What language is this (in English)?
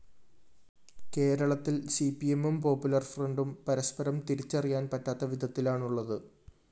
Malayalam